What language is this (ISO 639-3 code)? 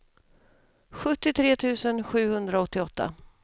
swe